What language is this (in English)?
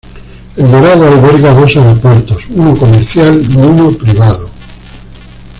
Spanish